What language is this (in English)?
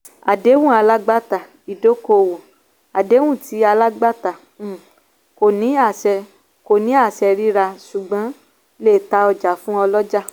Yoruba